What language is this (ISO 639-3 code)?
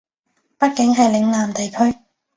yue